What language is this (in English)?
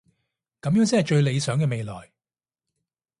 Cantonese